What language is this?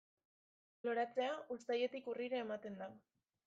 Basque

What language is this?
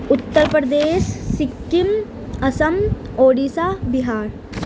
Urdu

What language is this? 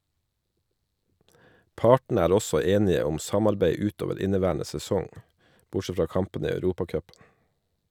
Norwegian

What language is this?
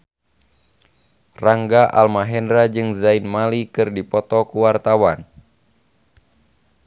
Sundanese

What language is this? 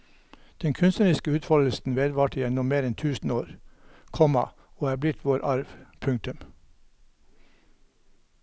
Norwegian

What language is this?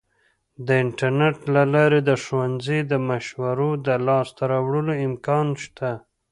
Pashto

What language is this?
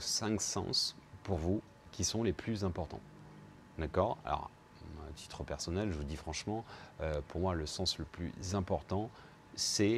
French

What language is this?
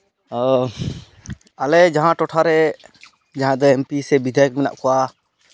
Santali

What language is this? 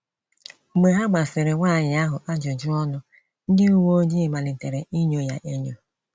Igbo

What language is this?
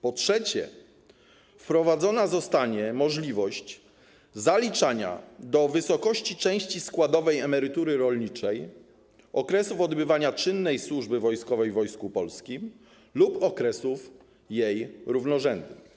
Polish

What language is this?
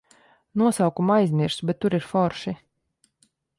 Latvian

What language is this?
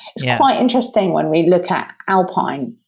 English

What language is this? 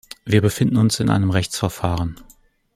German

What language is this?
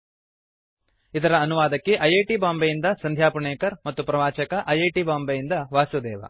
Kannada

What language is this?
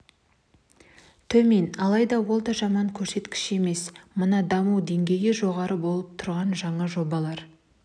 Kazakh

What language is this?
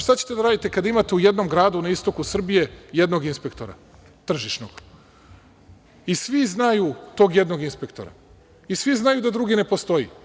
Serbian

